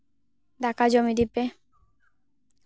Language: Santali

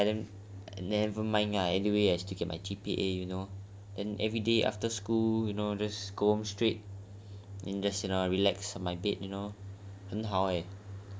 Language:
English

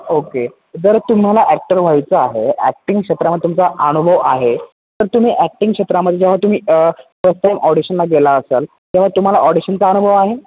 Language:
Marathi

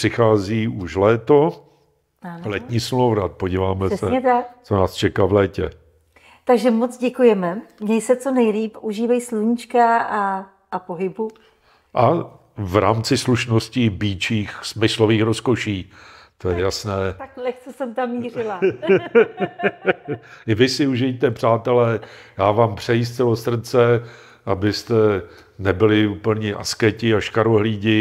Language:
Czech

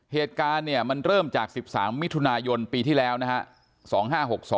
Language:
Thai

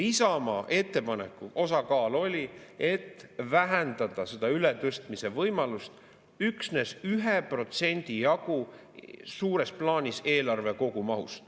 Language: Estonian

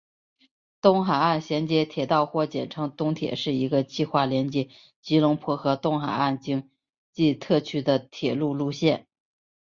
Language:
Chinese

